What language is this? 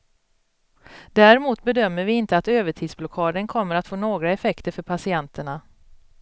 Swedish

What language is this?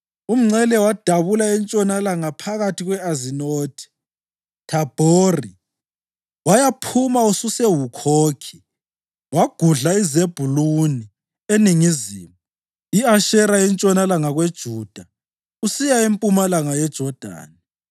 North Ndebele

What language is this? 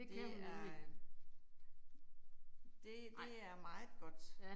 Danish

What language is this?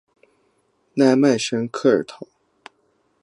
Chinese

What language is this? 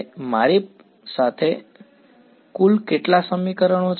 Gujarati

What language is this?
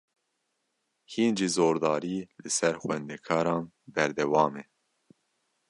Kurdish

